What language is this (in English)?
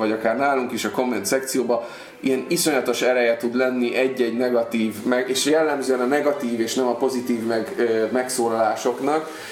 Hungarian